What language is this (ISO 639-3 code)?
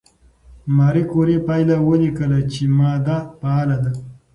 pus